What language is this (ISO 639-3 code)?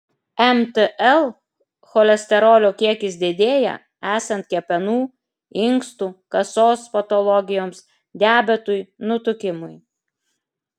lit